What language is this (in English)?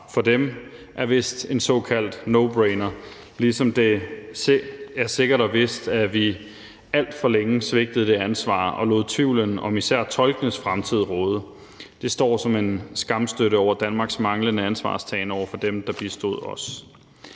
Danish